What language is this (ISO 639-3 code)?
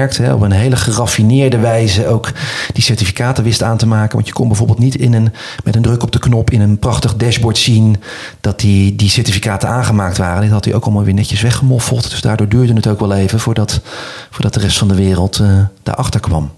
nld